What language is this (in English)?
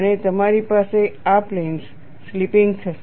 Gujarati